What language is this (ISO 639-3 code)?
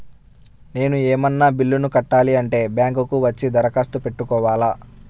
tel